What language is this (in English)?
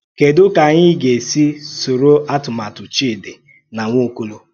Igbo